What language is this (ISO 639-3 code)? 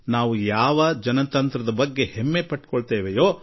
kan